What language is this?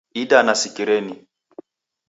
Taita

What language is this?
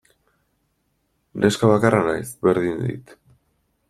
Basque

